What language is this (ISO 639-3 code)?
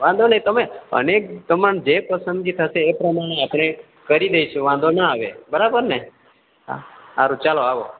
guj